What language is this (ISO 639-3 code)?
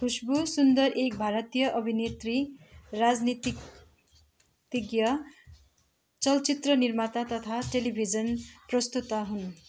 nep